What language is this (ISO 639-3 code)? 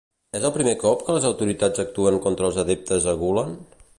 cat